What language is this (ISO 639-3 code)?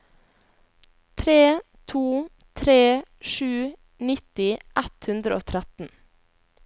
nor